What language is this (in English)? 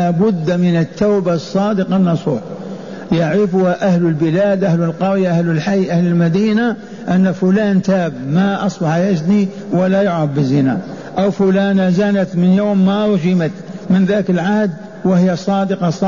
Arabic